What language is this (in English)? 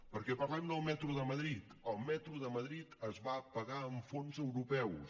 Catalan